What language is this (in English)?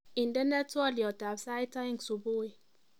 Kalenjin